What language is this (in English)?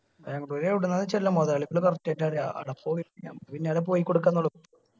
Malayalam